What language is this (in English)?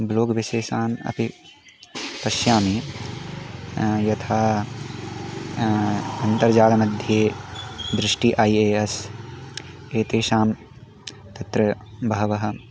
Sanskrit